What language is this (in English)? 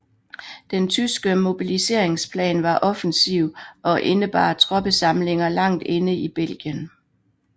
Danish